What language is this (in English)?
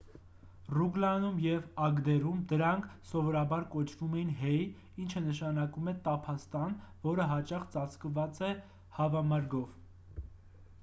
Armenian